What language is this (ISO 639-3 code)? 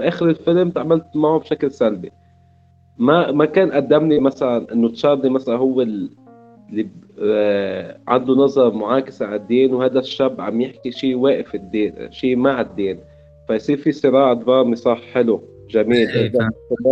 ara